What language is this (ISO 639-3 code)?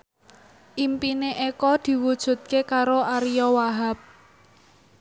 jav